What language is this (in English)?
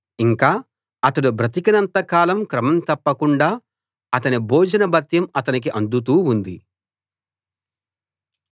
Telugu